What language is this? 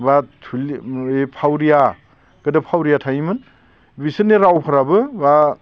Bodo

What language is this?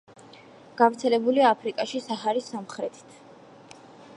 Georgian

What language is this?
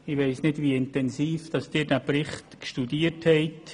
Swiss German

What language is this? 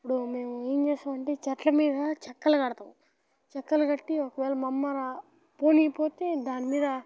Telugu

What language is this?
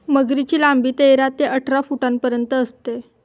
Marathi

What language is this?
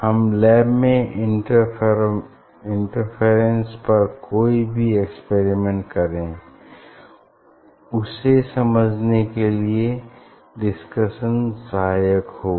Hindi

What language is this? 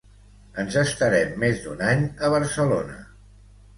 Catalan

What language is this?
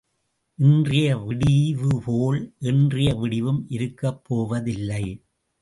Tamil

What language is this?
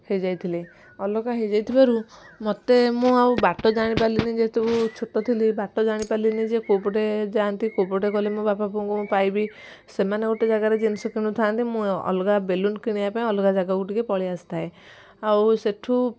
Odia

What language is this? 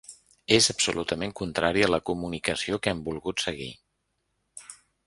Catalan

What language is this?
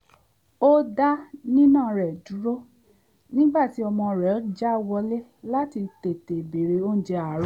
Yoruba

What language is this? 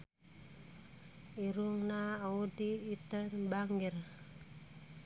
Sundanese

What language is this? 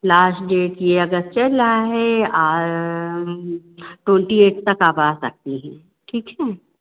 Hindi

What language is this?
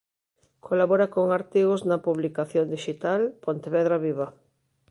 Galician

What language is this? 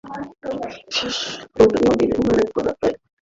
Bangla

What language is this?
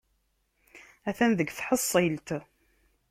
Kabyle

